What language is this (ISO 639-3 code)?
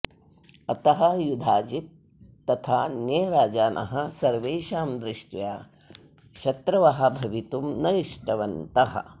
san